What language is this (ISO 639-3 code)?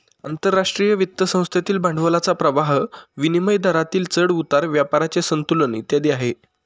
mar